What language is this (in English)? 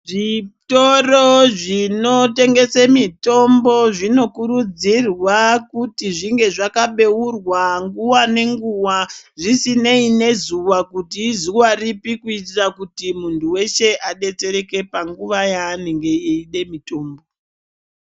Ndau